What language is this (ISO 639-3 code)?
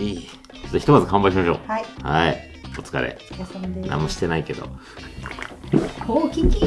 jpn